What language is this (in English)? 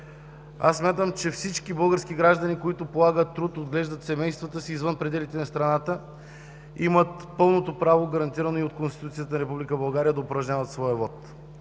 Bulgarian